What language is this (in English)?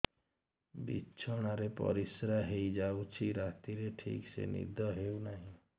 Odia